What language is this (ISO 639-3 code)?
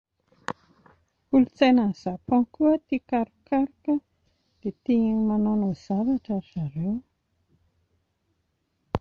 mlg